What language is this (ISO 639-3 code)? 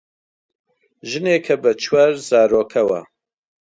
ckb